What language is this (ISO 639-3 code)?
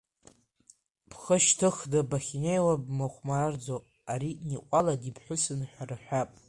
abk